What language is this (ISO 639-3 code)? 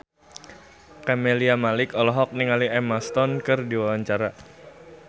sun